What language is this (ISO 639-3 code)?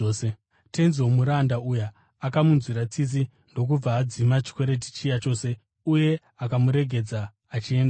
sna